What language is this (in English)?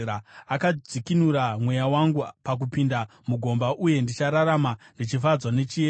Shona